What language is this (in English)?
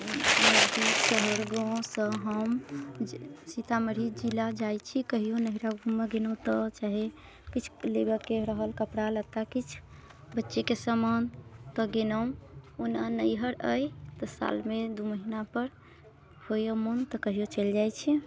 Maithili